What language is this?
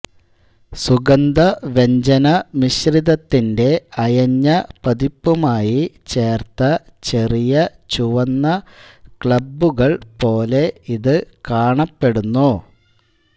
Malayalam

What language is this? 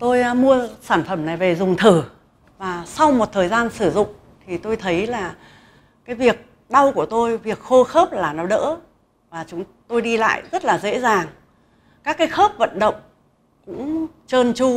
Vietnamese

